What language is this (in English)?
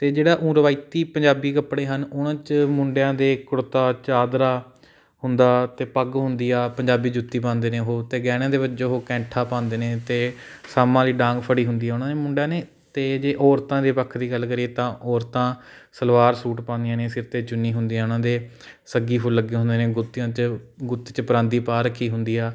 Punjabi